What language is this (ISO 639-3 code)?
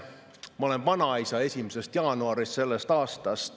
est